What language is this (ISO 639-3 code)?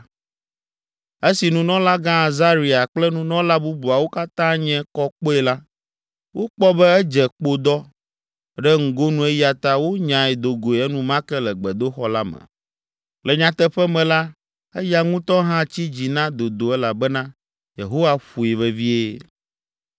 ewe